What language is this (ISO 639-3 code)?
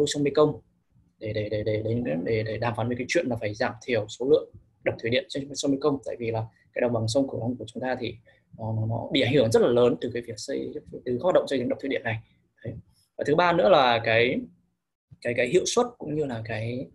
vie